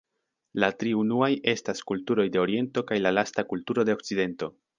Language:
Esperanto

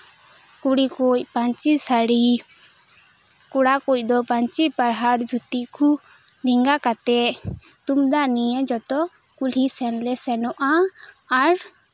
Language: Santali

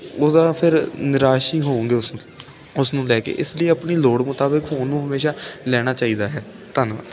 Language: Punjabi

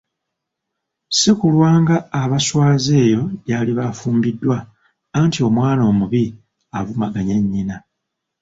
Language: Ganda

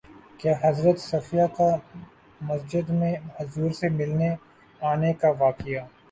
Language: Urdu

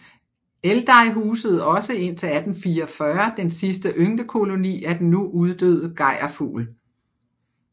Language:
Danish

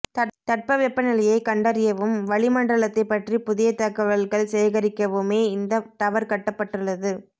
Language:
Tamil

